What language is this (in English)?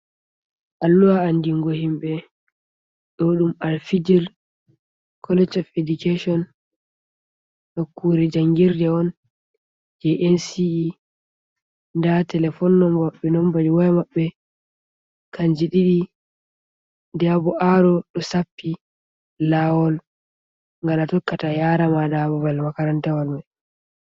Fula